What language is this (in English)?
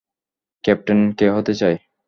Bangla